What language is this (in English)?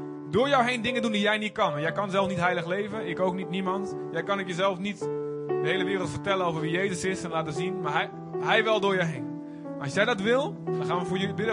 Dutch